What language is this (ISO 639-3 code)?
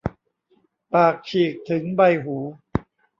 tha